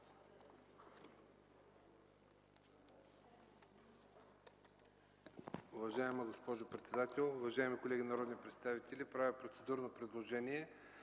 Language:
Bulgarian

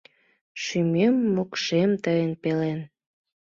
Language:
Mari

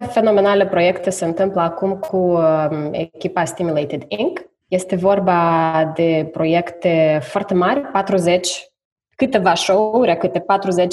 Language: Romanian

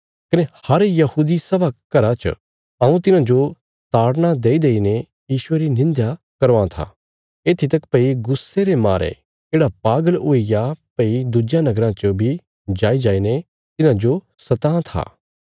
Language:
Bilaspuri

